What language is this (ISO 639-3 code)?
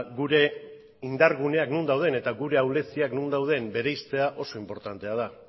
eus